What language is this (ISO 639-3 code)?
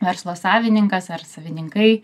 lit